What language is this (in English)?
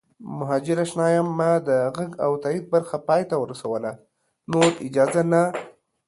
Pashto